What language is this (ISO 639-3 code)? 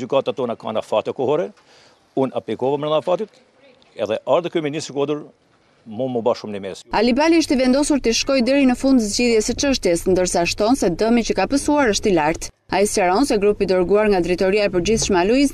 ron